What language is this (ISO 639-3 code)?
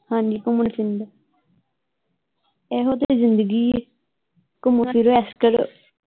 pan